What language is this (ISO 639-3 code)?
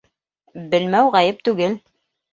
bak